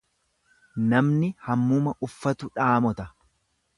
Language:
Oromo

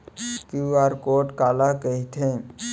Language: Chhattisgarhi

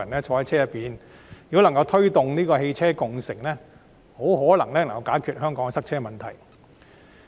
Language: Cantonese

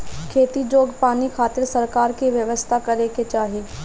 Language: Bhojpuri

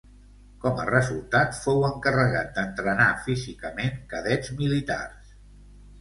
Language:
Catalan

